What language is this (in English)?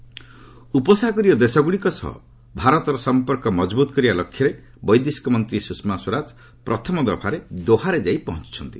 Odia